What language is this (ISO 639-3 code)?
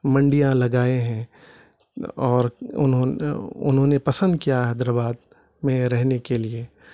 urd